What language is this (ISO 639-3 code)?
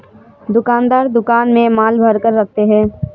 hin